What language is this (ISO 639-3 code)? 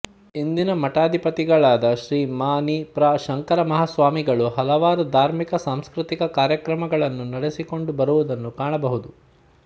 kan